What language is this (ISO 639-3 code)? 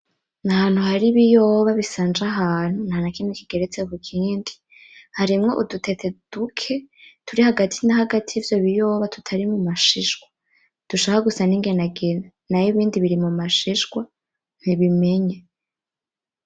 run